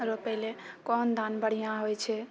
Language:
Maithili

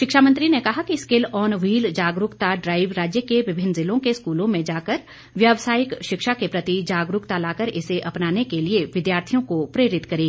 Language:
Hindi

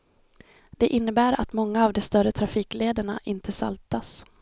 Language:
Swedish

